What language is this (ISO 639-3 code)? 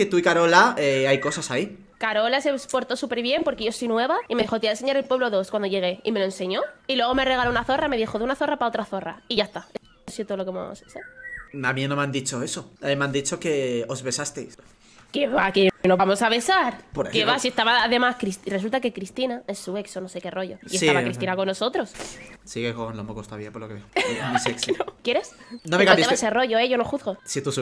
spa